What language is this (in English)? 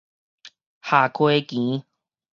Min Nan Chinese